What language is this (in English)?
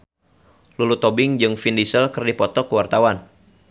Sundanese